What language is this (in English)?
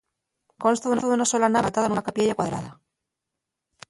Asturian